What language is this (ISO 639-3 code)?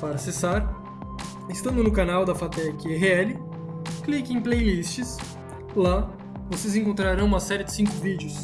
por